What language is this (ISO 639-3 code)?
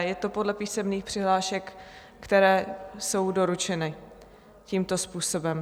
ces